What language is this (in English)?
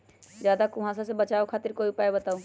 Magahi